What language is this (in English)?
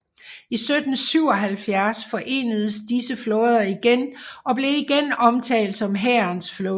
Danish